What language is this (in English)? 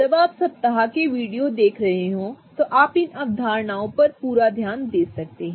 Hindi